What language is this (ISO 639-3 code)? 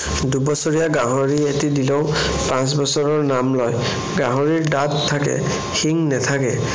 asm